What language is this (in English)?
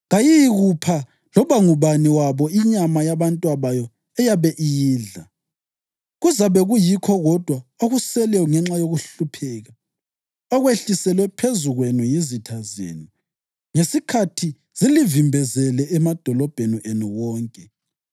North Ndebele